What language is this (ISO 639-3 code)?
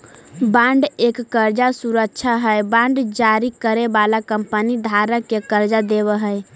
mag